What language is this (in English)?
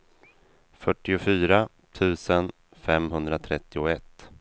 Swedish